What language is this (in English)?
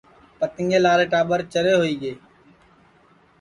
Sansi